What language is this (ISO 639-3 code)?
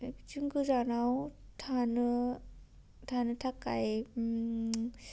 brx